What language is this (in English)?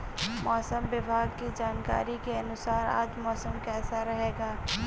Hindi